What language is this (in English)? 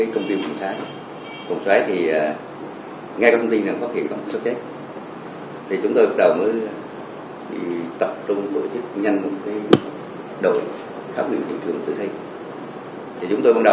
Vietnamese